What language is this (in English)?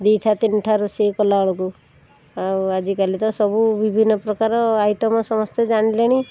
Odia